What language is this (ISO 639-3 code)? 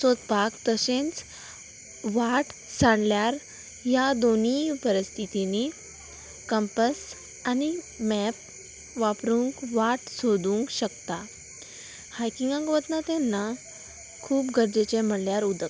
kok